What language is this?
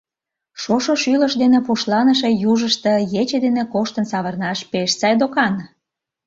Mari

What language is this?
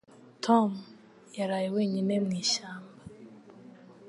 Kinyarwanda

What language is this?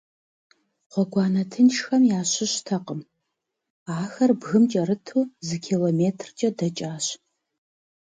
Kabardian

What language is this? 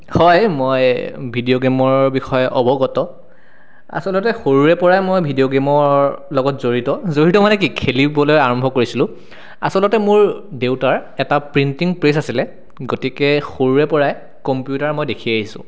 Assamese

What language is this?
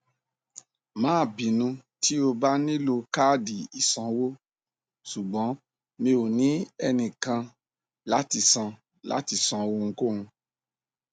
Yoruba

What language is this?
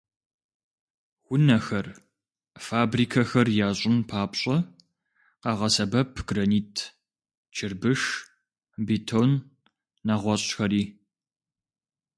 Kabardian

